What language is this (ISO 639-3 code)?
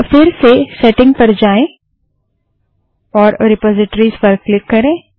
hin